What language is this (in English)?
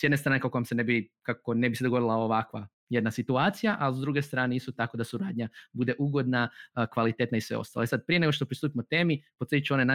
Croatian